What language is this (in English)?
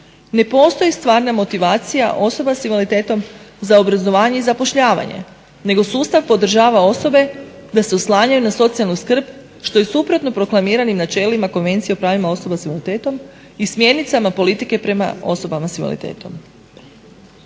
Croatian